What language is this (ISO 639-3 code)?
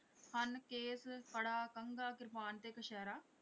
pan